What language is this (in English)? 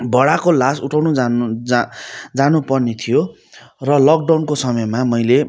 Nepali